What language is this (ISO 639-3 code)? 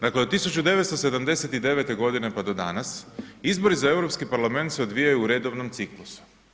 hrv